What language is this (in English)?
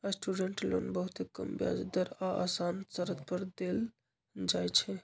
Magahi